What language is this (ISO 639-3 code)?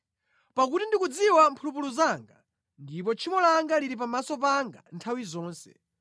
nya